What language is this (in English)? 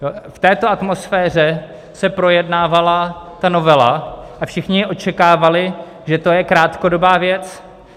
Czech